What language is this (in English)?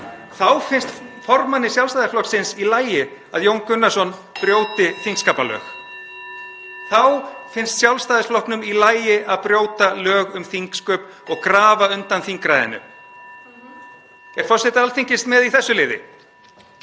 Icelandic